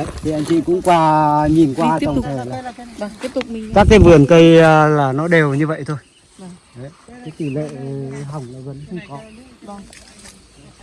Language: Vietnamese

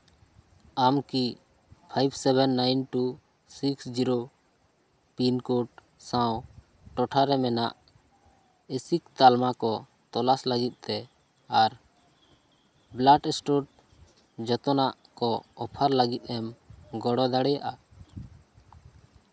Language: Santali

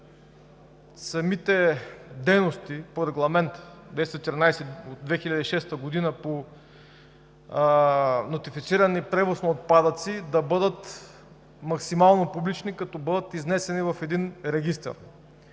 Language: Bulgarian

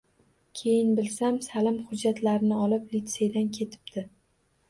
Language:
Uzbek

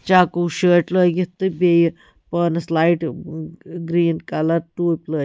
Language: Kashmiri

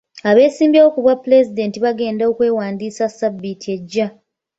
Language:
Ganda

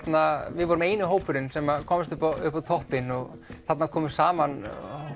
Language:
Icelandic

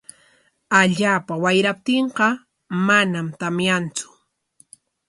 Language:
Corongo Ancash Quechua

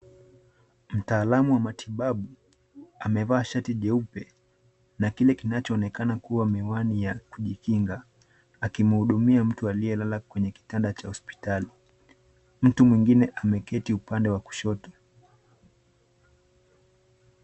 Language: Swahili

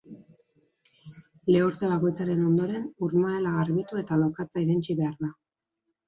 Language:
Basque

